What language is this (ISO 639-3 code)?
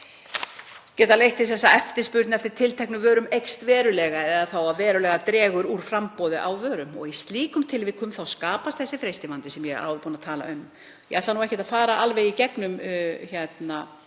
isl